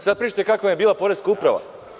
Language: Serbian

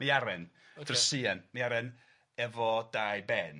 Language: Welsh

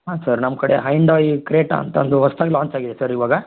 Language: Kannada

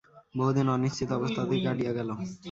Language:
Bangla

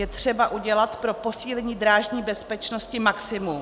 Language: Czech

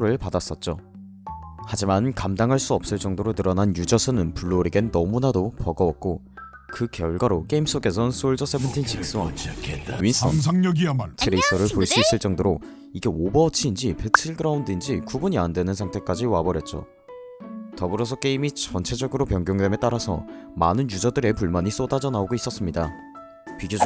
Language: Korean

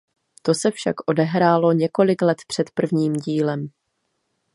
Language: Czech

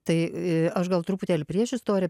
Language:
Lithuanian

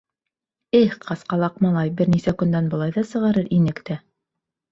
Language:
Bashkir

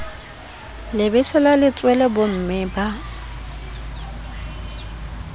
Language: Southern Sotho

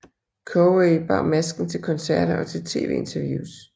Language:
Danish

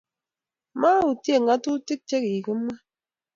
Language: Kalenjin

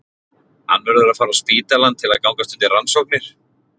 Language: Icelandic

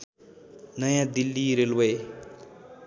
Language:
Nepali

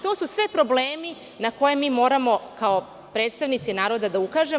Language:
Serbian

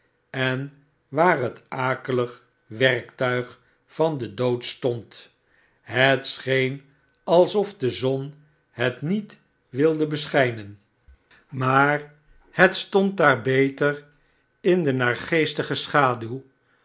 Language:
Dutch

